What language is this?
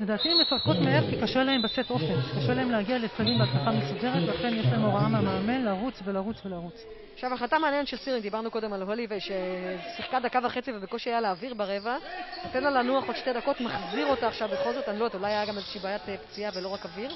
Hebrew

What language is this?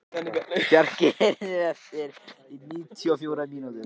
Icelandic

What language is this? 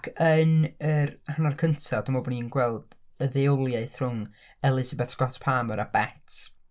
Welsh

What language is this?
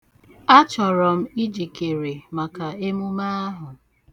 Igbo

